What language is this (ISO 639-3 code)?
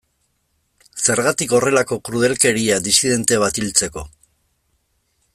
eus